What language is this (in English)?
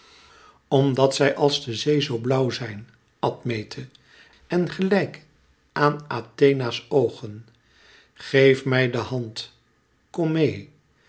Dutch